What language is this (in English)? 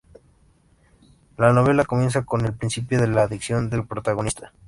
Spanish